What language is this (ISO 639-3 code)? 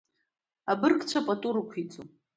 abk